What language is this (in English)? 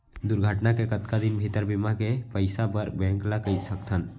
Chhattisgarhi